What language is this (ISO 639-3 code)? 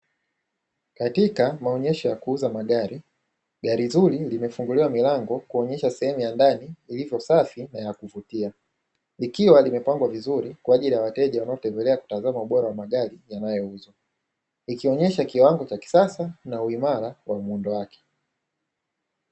swa